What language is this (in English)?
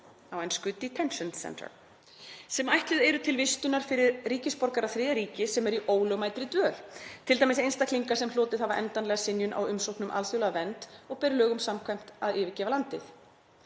Icelandic